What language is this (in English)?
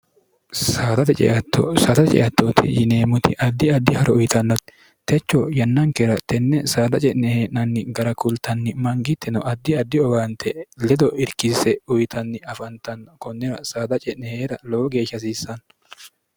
Sidamo